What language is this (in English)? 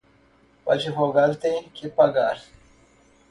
Portuguese